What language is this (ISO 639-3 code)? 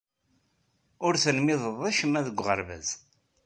kab